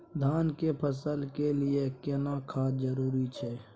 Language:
Maithili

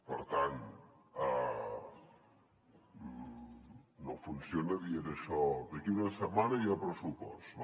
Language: Catalan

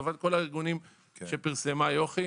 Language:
Hebrew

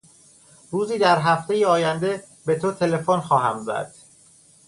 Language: Persian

